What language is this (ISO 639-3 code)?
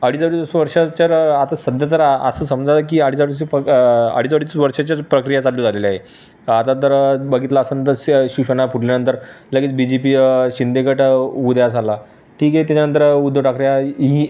mar